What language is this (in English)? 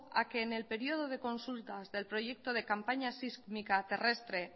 Spanish